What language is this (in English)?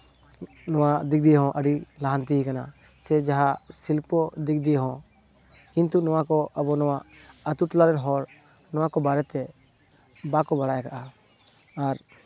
Santali